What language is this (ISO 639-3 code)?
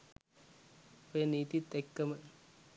sin